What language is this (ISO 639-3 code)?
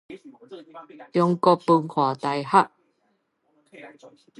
nan